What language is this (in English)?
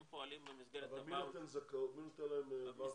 Hebrew